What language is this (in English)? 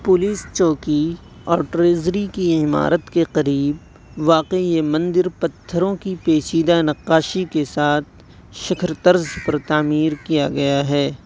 Urdu